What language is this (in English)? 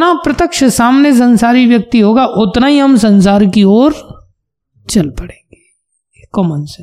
Hindi